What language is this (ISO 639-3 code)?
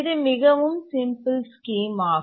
tam